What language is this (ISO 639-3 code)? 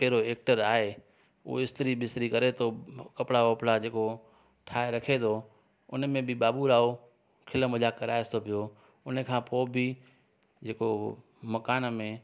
snd